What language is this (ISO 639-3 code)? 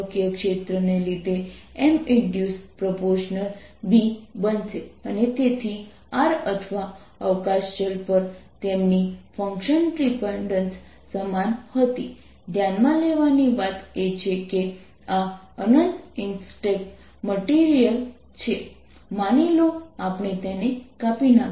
guj